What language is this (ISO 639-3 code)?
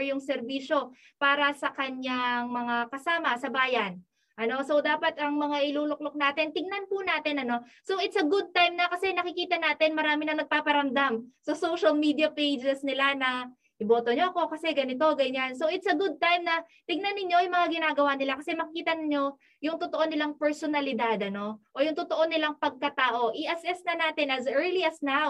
fil